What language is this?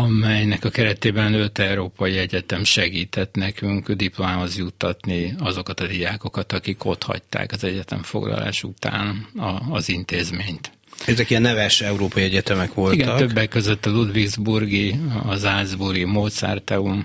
Hungarian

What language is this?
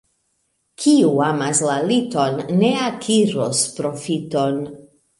Esperanto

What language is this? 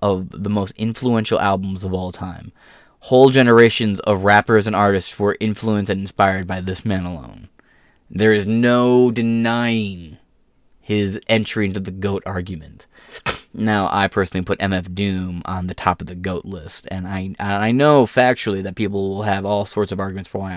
English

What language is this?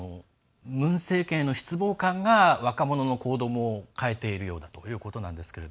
Japanese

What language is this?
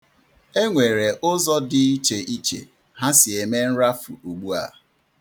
Igbo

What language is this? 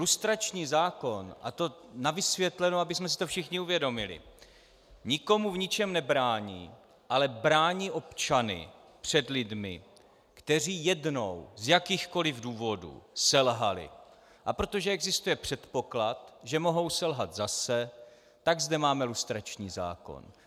Czech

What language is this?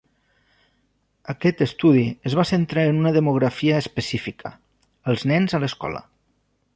Catalan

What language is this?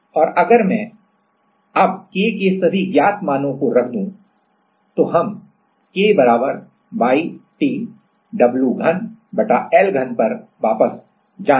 Hindi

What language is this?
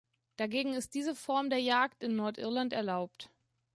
German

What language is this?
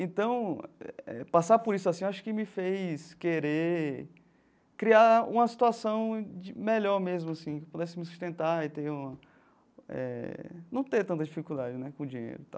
Portuguese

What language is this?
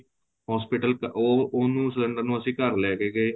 Punjabi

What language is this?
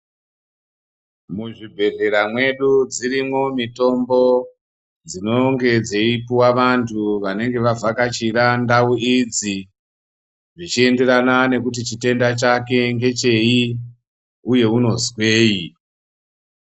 Ndau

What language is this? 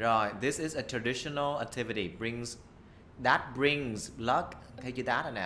Vietnamese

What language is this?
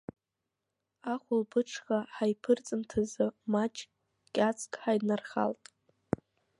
Abkhazian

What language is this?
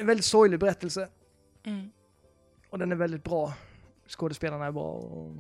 Swedish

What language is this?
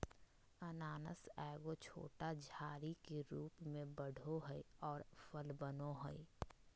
Magahi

